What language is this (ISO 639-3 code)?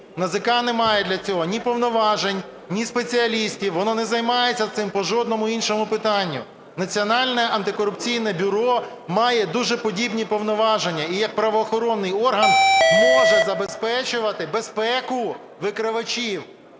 ukr